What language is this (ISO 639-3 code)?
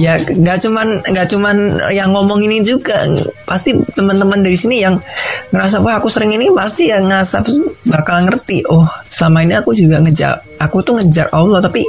ind